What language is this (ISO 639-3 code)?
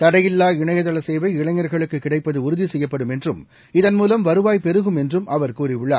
tam